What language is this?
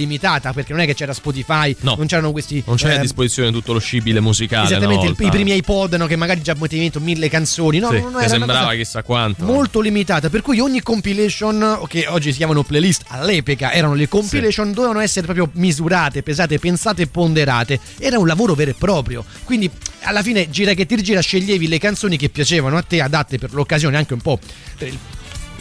Italian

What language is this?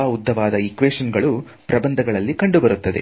Kannada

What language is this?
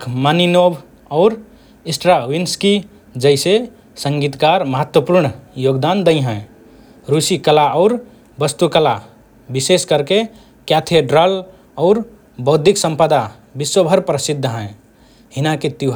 Rana Tharu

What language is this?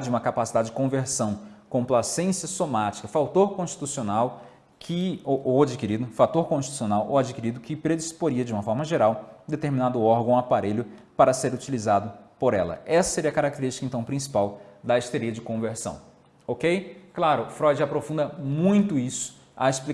Portuguese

